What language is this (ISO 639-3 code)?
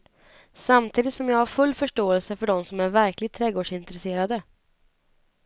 swe